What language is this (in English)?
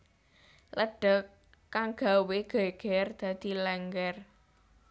Javanese